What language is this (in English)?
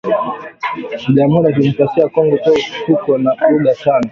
Swahili